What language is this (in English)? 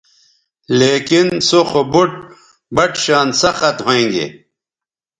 Bateri